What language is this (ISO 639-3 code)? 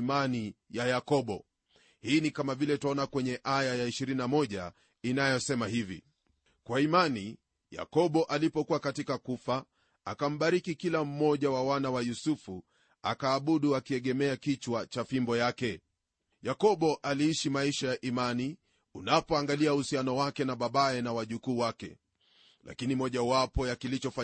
swa